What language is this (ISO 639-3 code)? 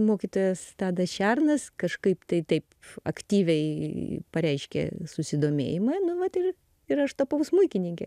lit